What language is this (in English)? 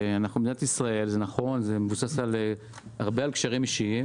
Hebrew